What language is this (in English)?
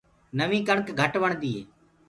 Gurgula